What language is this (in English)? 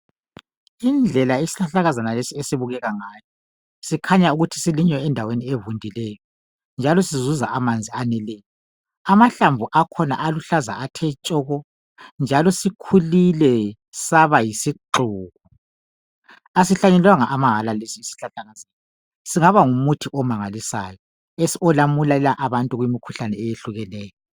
North Ndebele